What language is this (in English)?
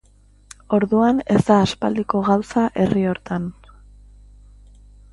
Basque